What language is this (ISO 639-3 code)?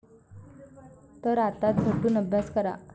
mar